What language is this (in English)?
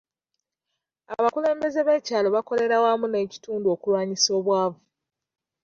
Ganda